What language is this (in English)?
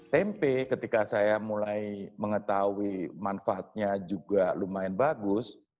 Indonesian